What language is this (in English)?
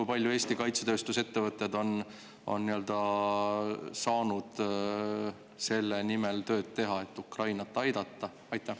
Estonian